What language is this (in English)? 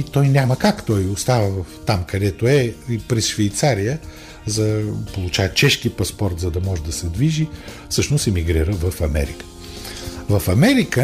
Bulgarian